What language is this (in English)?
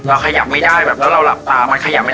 Thai